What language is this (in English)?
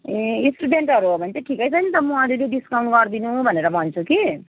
Nepali